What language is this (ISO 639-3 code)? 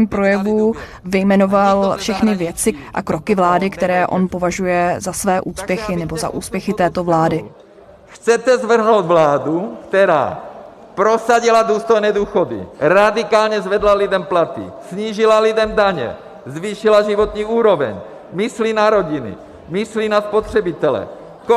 ces